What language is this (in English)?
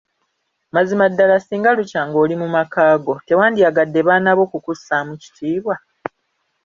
Ganda